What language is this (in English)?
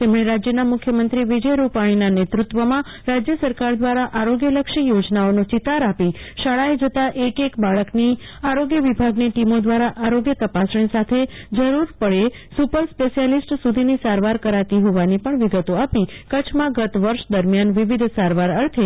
Gujarati